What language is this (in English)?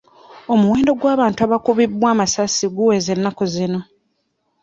Ganda